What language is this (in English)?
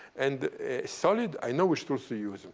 English